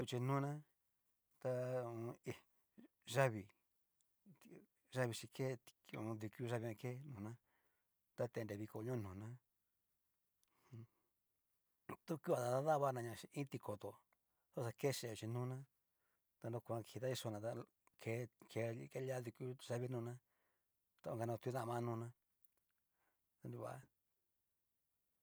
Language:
Cacaloxtepec Mixtec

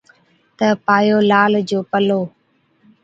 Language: Od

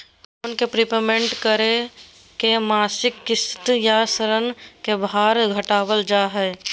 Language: Magahi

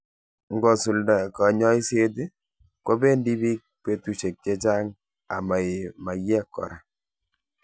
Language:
Kalenjin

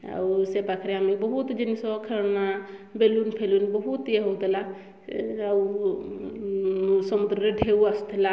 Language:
Odia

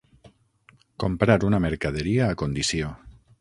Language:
Catalan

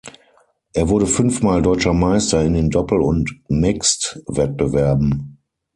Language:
German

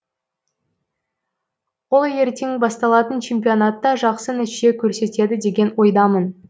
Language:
Kazakh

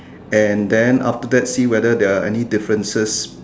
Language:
English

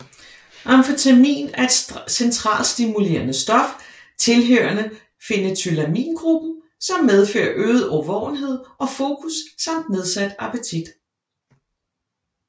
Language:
Danish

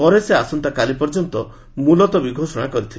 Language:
Odia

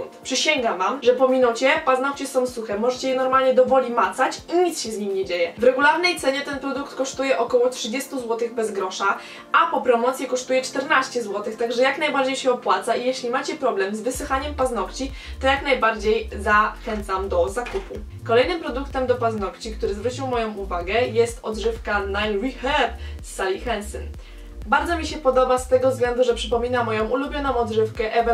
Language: Polish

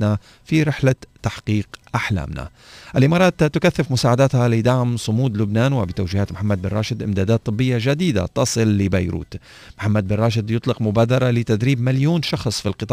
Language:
Arabic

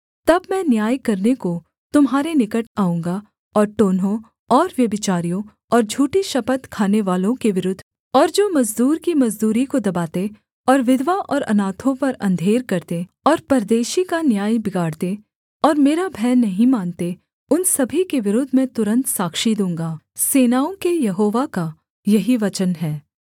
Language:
Hindi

